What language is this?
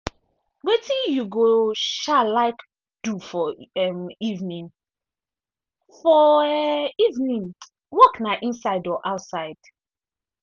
Nigerian Pidgin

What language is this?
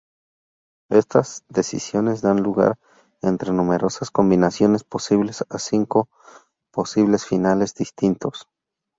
Spanish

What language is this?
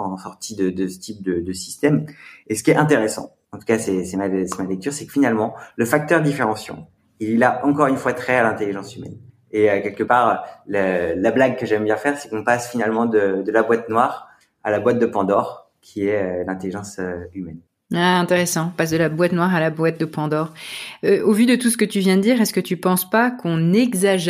French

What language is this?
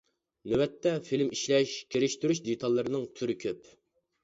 Uyghur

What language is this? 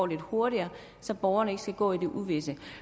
Danish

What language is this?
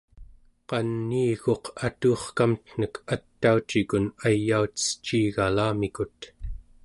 Central Yupik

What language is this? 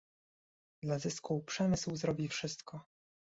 Polish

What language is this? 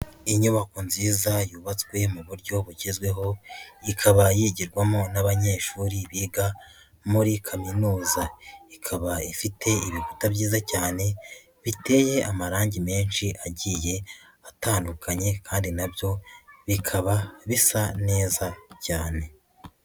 Kinyarwanda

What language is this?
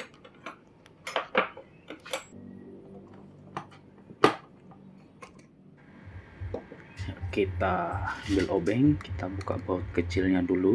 Indonesian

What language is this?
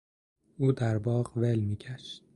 Persian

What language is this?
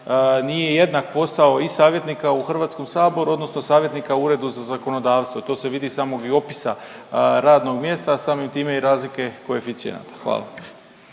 Croatian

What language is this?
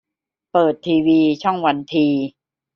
Thai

